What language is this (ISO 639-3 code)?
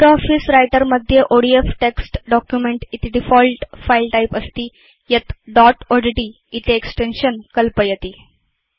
san